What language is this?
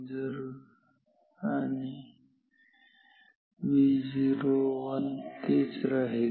Marathi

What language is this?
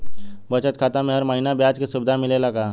Bhojpuri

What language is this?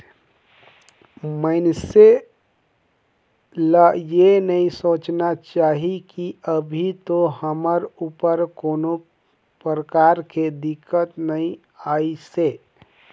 Chhattisgarhi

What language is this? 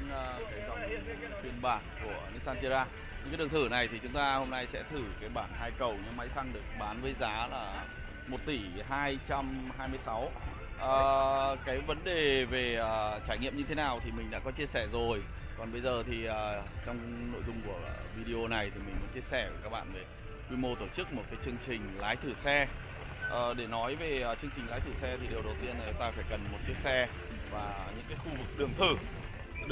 Vietnamese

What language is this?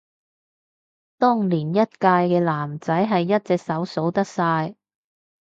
Cantonese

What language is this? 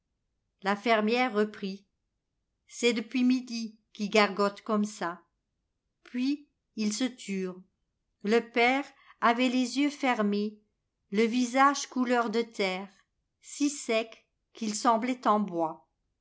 French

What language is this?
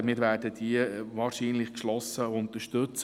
Swiss German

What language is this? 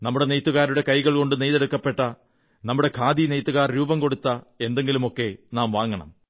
Malayalam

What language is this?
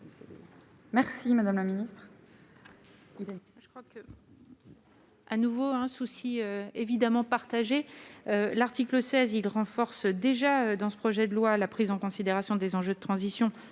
French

